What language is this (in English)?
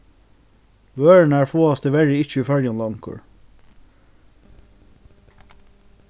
Faroese